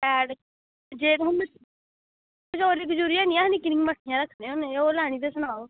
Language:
Dogri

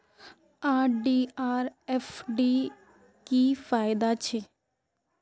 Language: Magahi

